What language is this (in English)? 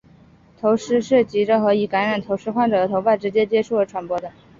Chinese